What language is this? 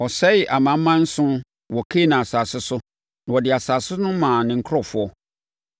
Akan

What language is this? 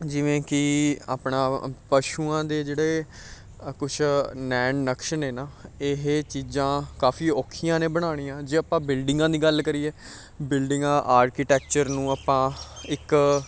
Punjabi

